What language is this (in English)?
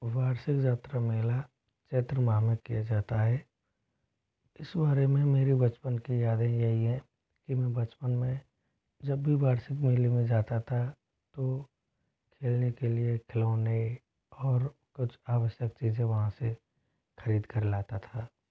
Hindi